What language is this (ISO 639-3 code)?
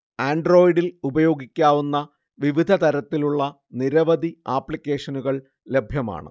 mal